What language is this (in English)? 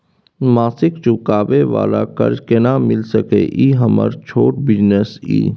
Maithili